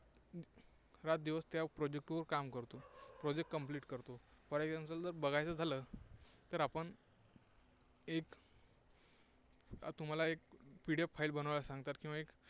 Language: Marathi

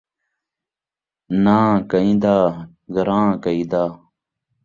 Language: Saraiki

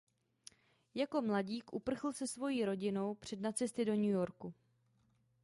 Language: Czech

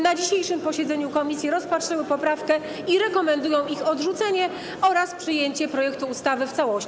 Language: Polish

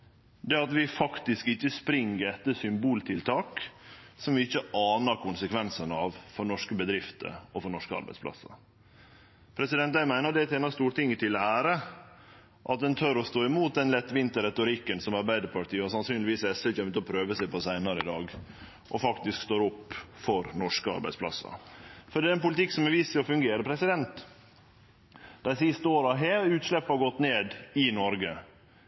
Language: Norwegian Nynorsk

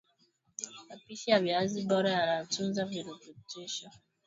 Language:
Swahili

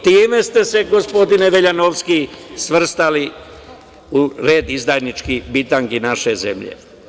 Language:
Serbian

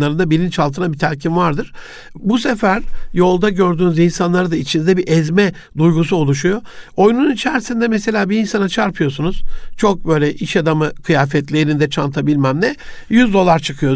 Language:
Turkish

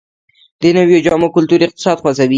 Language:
Pashto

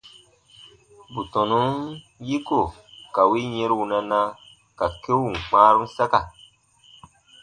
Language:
Baatonum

